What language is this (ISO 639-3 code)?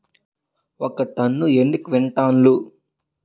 tel